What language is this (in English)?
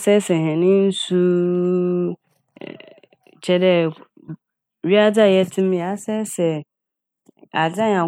Akan